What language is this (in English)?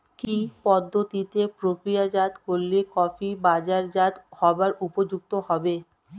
Bangla